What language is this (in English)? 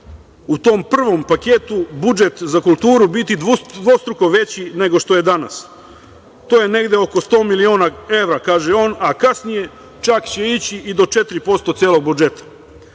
Serbian